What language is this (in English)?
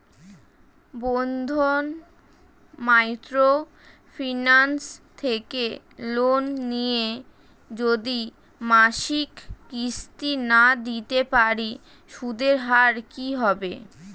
Bangla